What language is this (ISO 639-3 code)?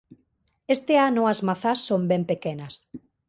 glg